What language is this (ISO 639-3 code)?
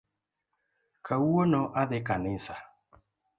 luo